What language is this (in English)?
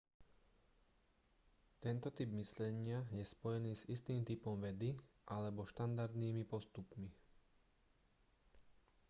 Slovak